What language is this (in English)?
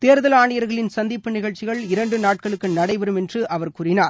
Tamil